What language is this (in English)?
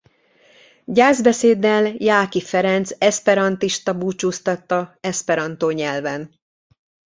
Hungarian